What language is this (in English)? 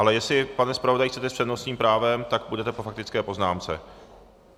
Czech